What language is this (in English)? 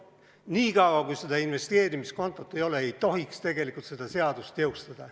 Estonian